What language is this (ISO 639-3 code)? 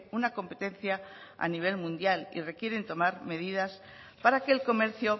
spa